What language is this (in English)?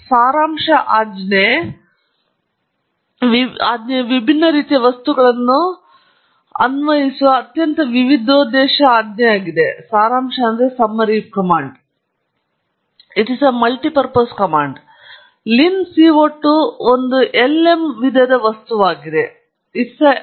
Kannada